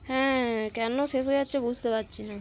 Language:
Bangla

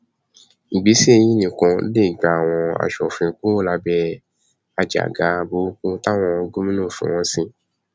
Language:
Yoruba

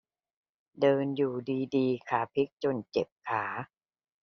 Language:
Thai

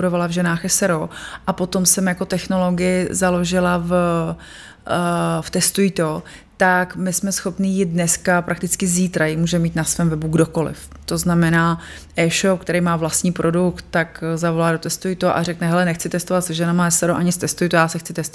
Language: Czech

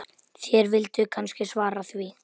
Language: Icelandic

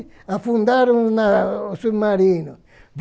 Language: Portuguese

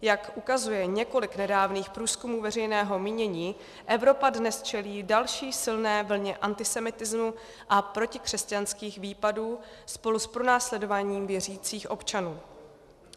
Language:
Czech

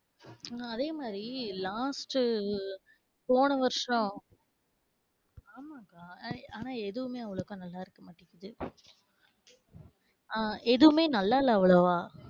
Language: Tamil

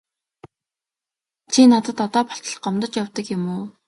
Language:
Mongolian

